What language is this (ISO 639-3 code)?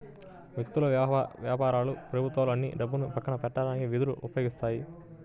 tel